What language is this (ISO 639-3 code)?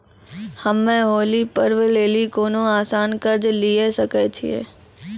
mai